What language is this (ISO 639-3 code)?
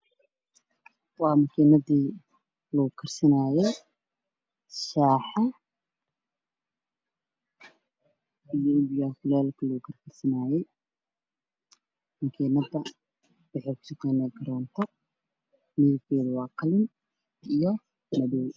som